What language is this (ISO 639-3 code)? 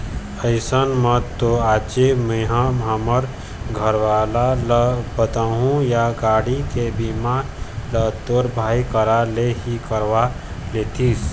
hne